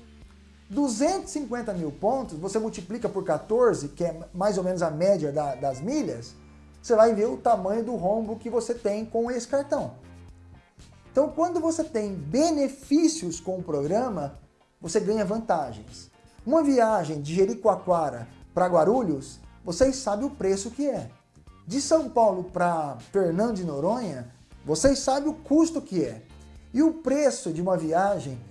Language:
Portuguese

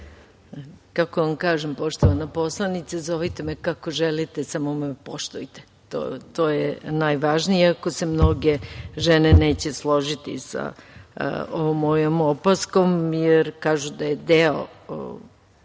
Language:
Serbian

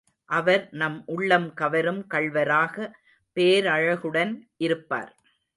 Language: Tamil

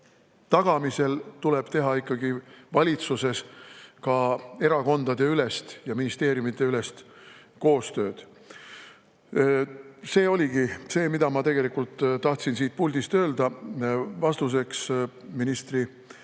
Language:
Estonian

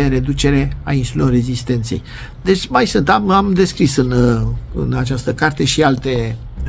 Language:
Romanian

